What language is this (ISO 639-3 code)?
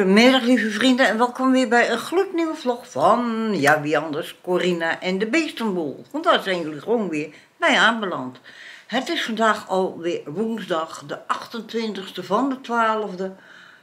nld